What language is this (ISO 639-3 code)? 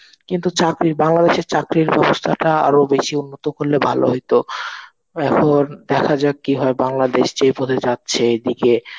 ben